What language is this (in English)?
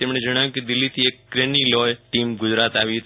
Gujarati